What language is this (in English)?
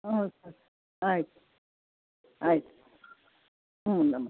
Kannada